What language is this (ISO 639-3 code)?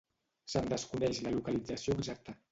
cat